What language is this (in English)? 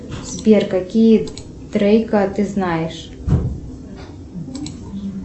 Russian